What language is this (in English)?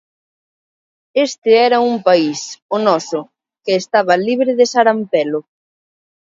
Galician